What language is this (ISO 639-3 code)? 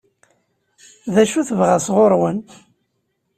kab